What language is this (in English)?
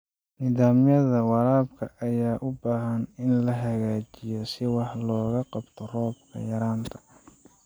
Somali